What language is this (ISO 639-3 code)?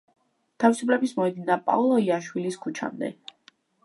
kat